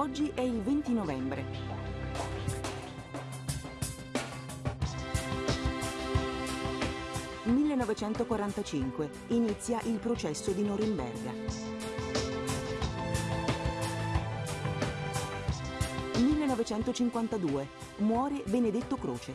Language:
Italian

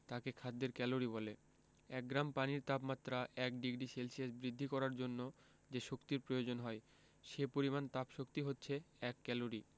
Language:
Bangla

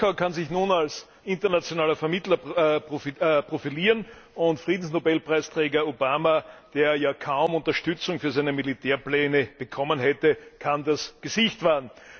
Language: German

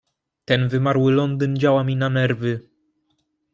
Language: Polish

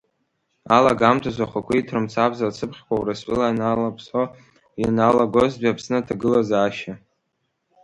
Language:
Abkhazian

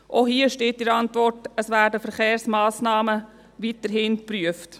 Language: Swiss German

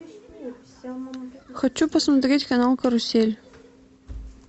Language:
Russian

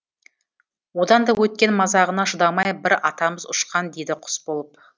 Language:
Kazakh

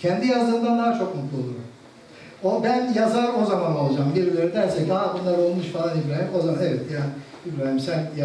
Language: Turkish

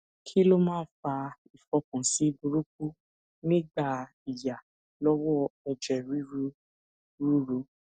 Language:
Yoruba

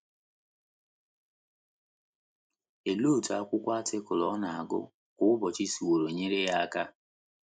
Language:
Igbo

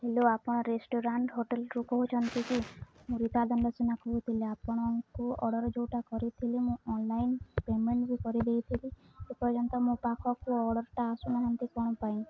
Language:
Odia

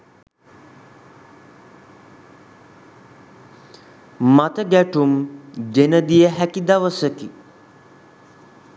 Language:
Sinhala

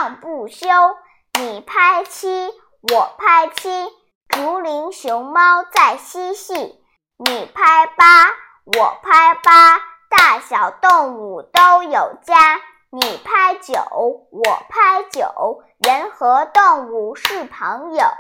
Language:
Chinese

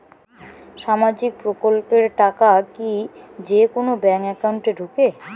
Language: Bangla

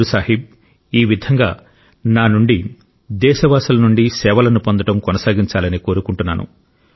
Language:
Telugu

